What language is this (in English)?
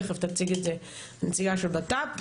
Hebrew